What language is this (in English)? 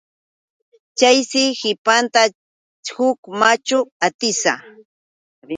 Yauyos Quechua